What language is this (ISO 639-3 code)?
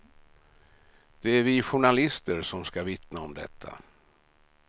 swe